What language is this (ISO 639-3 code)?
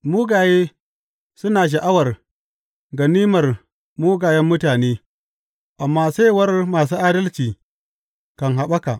hau